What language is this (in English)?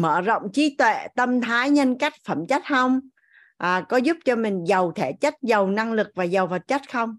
Vietnamese